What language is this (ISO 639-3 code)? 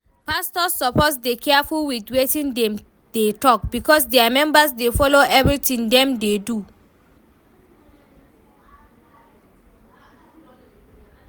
pcm